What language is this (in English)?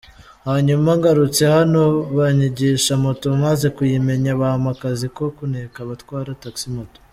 Kinyarwanda